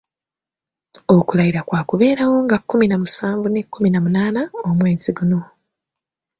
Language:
Ganda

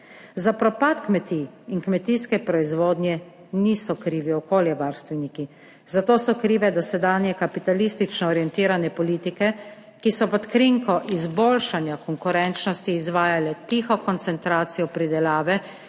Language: Slovenian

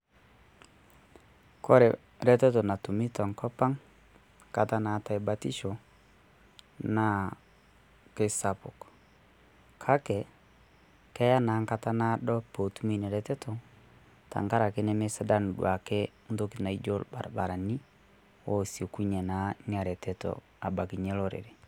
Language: Masai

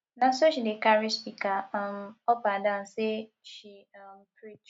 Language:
Nigerian Pidgin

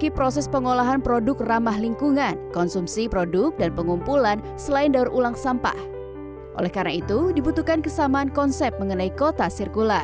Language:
Indonesian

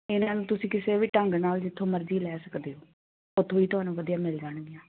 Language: Punjabi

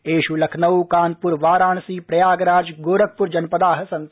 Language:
Sanskrit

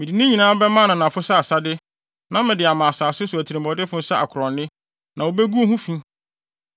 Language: Akan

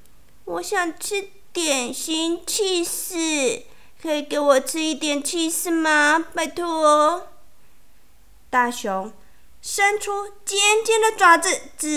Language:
Chinese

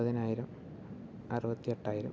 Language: Malayalam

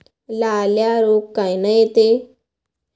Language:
Marathi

